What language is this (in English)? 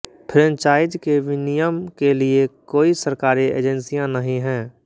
Hindi